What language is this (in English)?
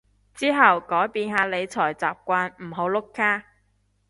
Cantonese